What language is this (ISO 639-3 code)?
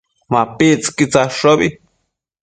mcf